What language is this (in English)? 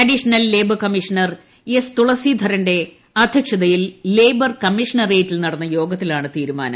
Malayalam